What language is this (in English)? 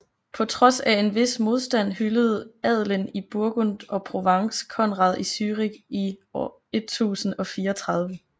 Danish